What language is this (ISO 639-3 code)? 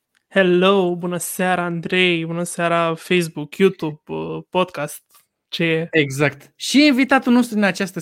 ron